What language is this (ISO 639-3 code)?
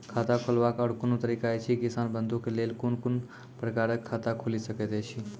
mai